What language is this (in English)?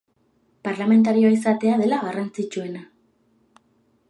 Basque